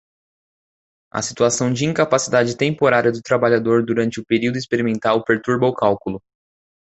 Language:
Portuguese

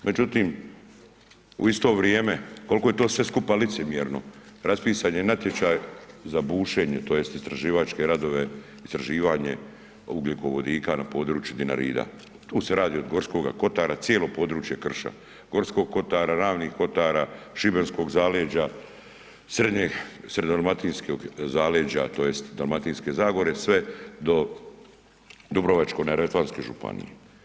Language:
Croatian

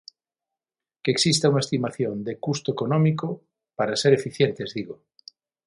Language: Galician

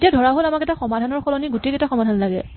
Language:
Assamese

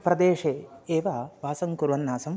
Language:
Sanskrit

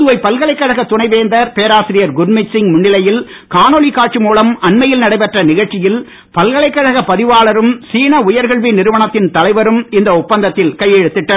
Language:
Tamil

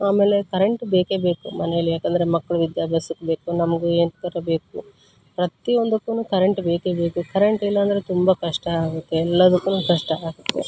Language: Kannada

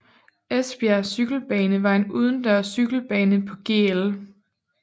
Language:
Danish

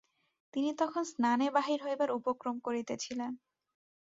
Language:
Bangla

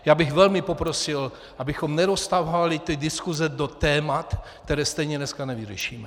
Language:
Czech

